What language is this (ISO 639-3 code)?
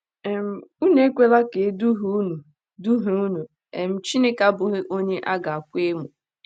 ibo